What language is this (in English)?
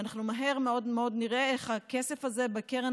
Hebrew